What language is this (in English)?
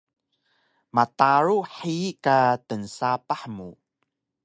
Taroko